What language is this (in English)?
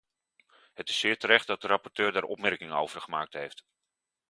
Dutch